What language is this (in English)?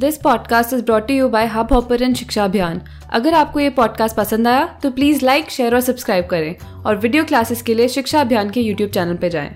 Hindi